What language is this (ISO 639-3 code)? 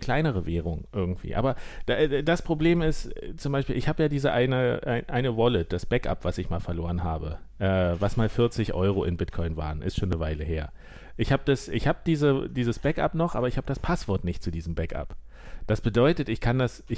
deu